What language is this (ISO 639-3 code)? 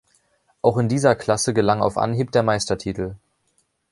deu